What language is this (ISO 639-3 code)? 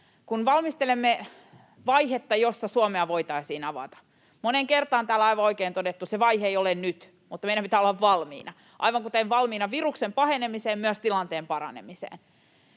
fin